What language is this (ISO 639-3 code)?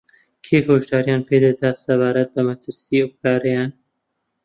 ckb